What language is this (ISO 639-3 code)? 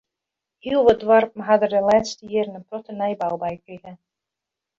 fry